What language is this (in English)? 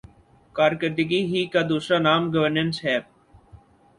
Urdu